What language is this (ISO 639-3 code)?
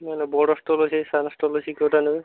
ori